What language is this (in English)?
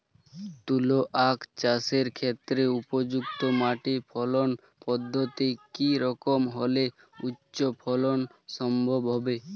Bangla